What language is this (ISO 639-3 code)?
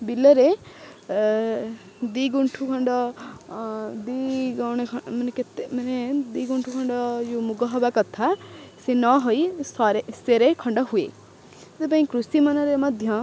ori